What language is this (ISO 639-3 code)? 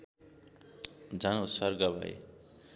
nep